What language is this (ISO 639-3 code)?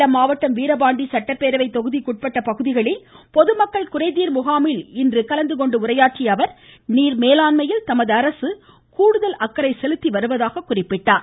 tam